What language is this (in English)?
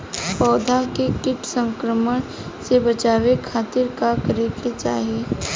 Bhojpuri